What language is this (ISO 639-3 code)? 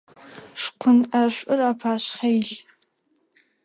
ady